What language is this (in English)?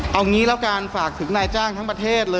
Thai